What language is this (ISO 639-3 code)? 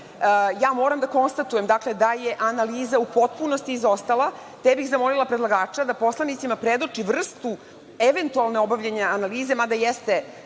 srp